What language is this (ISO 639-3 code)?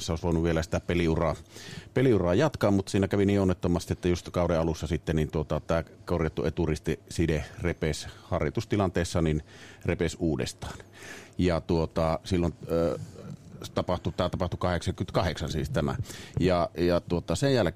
fin